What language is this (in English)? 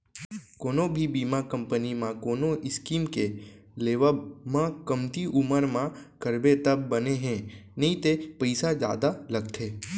Chhattisgarhi